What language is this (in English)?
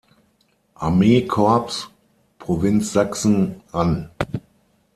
German